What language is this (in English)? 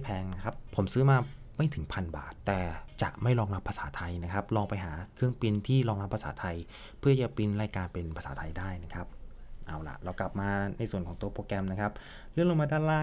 Thai